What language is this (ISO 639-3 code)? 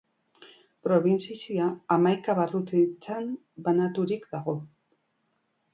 eus